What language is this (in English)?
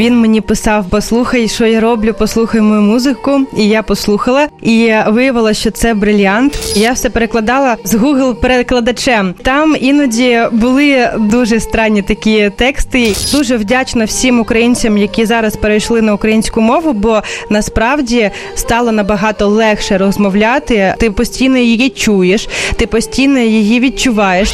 Ukrainian